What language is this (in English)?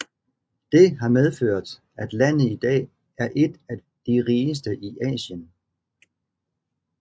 Danish